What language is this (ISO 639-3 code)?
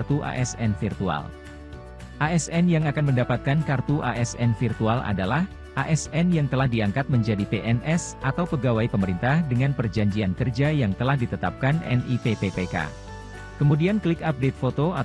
ind